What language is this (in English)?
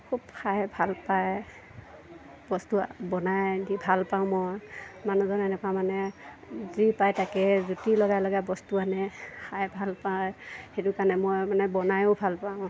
Assamese